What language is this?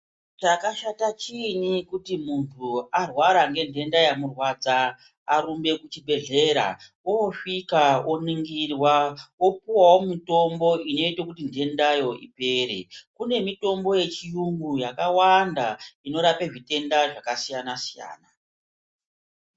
Ndau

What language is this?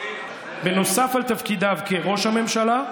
Hebrew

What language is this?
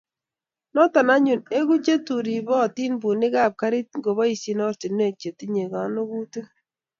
Kalenjin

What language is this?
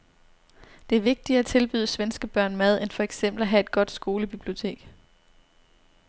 Danish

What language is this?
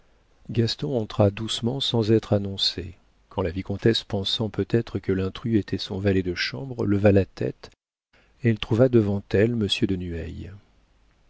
French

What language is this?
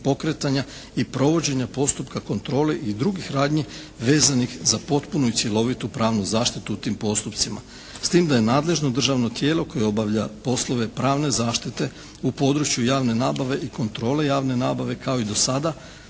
Croatian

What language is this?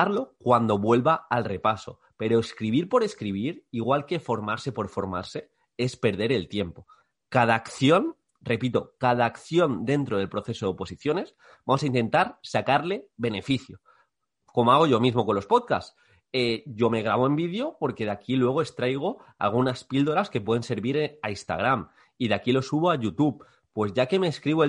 Spanish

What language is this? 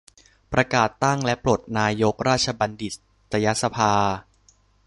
Thai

